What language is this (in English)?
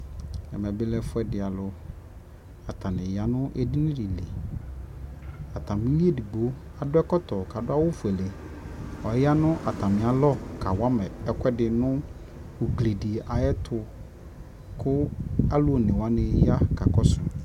Ikposo